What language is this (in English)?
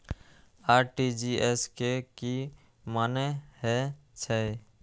Maithili